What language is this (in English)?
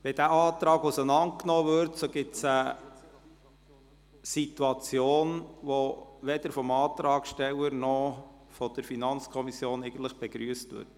Swiss German